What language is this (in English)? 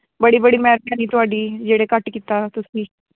Dogri